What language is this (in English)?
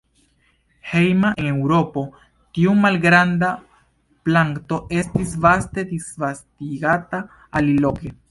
Esperanto